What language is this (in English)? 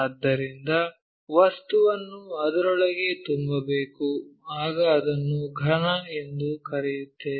Kannada